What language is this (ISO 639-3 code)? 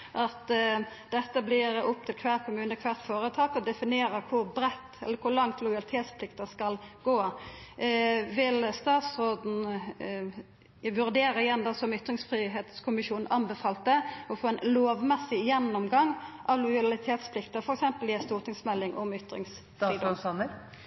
nno